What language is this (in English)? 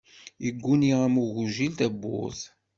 Kabyle